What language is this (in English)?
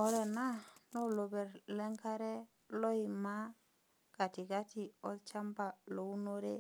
Masai